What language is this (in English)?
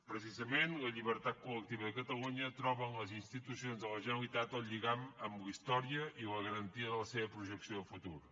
Catalan